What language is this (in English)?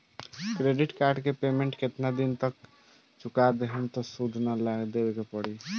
Bhojpuri